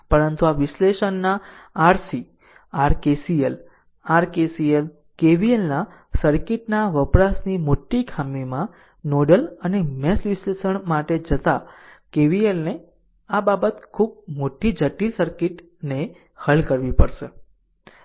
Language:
Gujarati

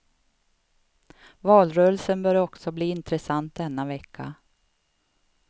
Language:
Swedish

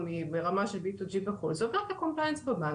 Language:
Hebrew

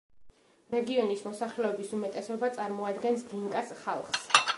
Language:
Georgian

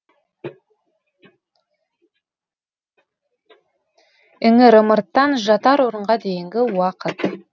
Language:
Kazakh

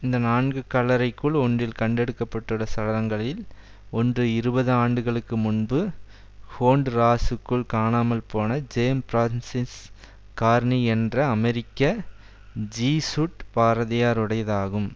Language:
Tamil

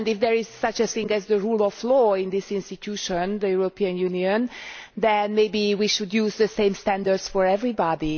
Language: English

